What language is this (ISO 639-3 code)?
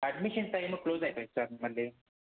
tel